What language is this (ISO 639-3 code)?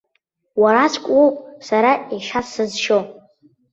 abk